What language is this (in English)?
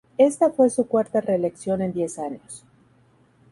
Spanish